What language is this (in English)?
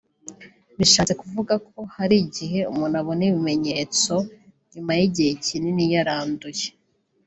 Kinyarwanda